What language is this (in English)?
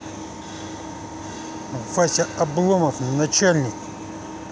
Russian